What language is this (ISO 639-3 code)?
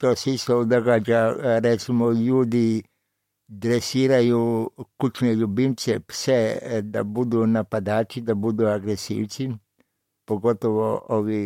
hrv